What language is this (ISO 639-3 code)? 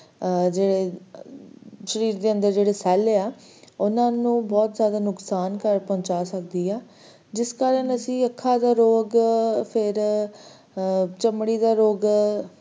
pan